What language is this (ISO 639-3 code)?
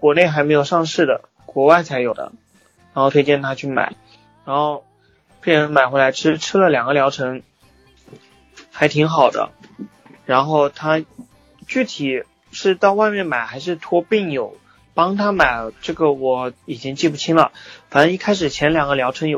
zho